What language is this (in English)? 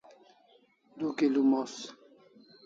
Kalasha